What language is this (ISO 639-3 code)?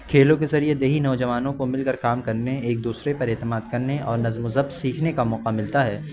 urd